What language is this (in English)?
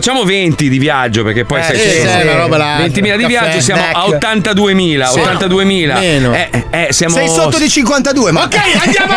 Italian